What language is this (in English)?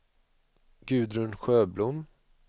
Swedish